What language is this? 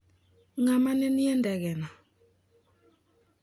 Luo (Kenya and Tanzania)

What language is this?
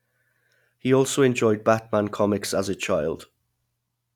English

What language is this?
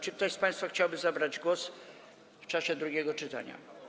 Polish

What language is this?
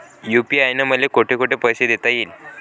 Marathi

